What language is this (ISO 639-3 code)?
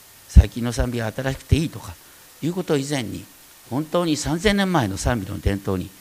jpn